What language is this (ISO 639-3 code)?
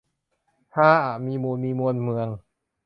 tha